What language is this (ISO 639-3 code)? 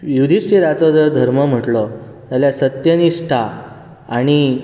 kok